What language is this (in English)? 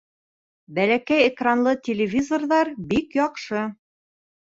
Bashkir